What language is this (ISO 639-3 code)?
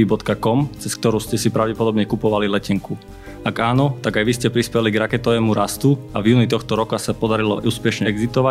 slk